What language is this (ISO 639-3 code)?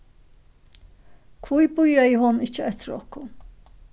fao